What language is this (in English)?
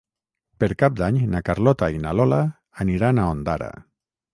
Catalan